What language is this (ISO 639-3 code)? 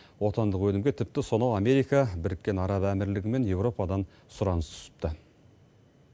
kaz